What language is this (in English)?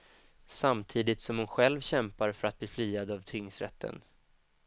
Swedish